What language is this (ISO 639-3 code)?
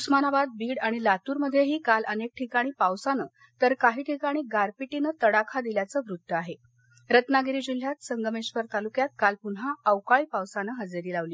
mar